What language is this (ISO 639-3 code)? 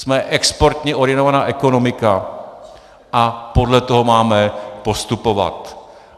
ces